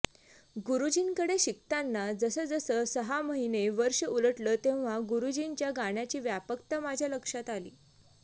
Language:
Marathi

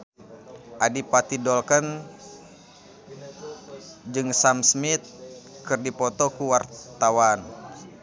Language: Sundanese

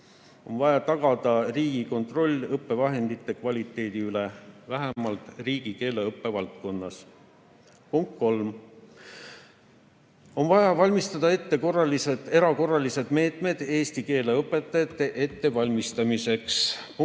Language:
Estonian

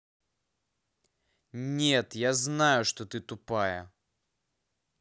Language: Russian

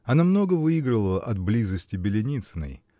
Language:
Russian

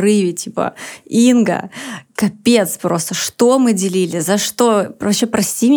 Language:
Russian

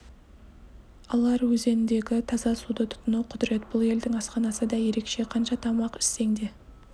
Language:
Kazakh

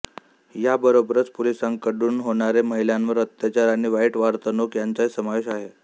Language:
Marathi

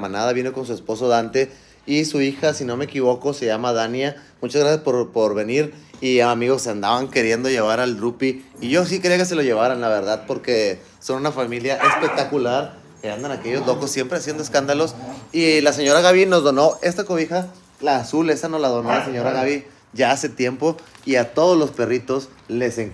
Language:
Spanish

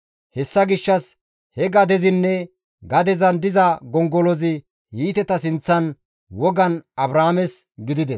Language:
Gamo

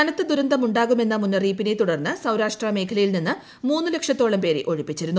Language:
Malayalam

